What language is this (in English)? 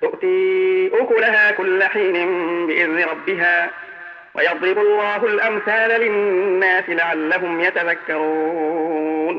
Arabic